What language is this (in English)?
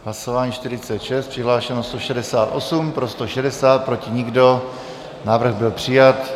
Czech